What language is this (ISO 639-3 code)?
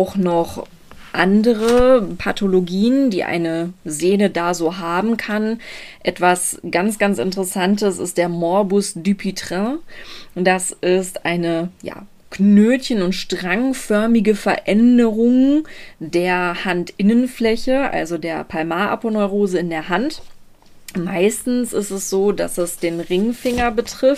deu